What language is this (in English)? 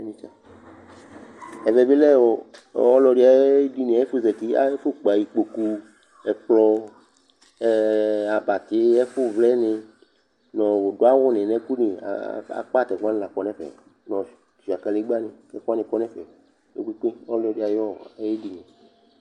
Ikposo